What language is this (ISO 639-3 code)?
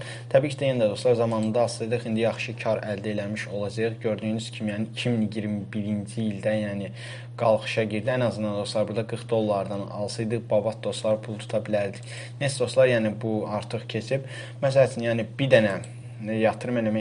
tur